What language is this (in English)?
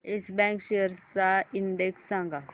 Marathi